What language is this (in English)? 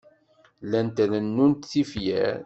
Kabyle